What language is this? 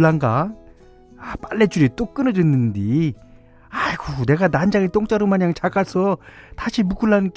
Korean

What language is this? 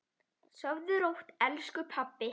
Icelandic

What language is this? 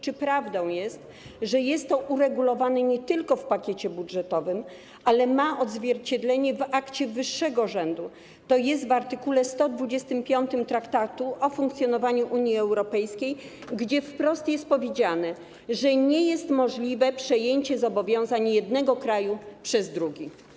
Polish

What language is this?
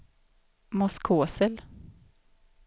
Swedish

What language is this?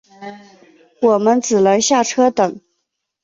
Chinese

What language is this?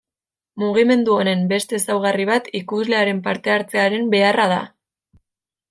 Basque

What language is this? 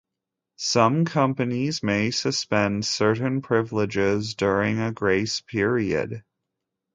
English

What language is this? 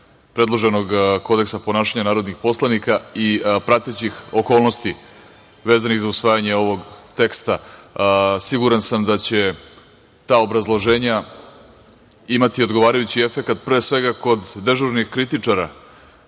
Serbian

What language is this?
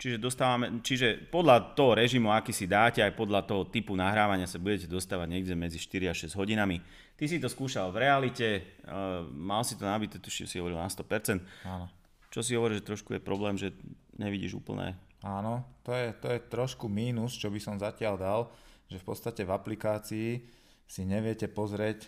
Slovak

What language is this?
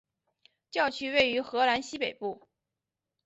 Chinese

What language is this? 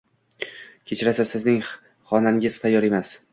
Uzbek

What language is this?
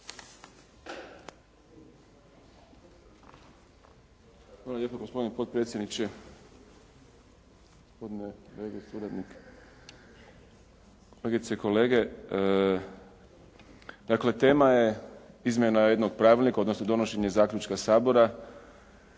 Croatian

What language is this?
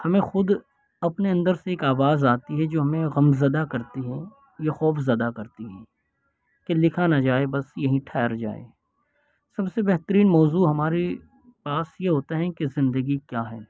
Urdu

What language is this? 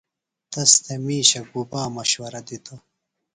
Phalura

